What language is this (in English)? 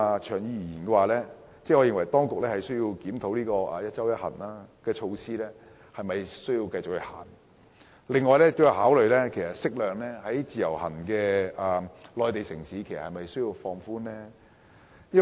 Cantonese